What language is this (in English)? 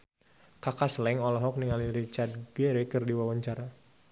Sundanese